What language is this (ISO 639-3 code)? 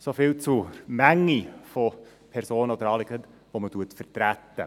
gsw